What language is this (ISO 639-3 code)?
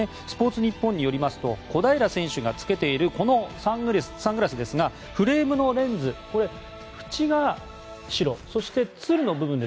jpn